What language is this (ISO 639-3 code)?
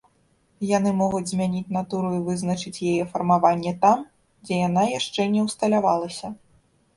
bel